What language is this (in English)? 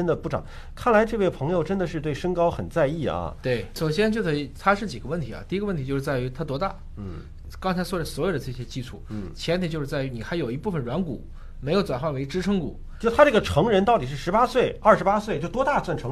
Chinese